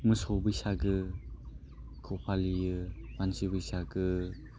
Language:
Bodo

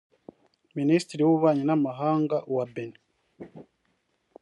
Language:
Kinyarwanda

